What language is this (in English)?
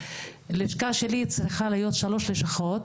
Hebrew